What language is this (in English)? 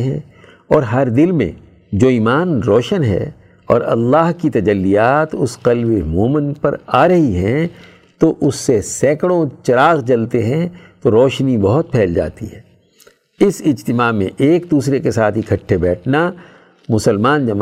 Urdu